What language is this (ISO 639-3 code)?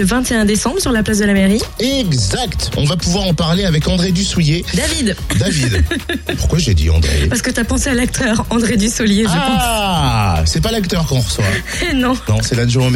fra